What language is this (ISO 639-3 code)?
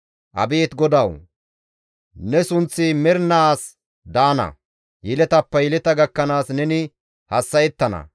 gmv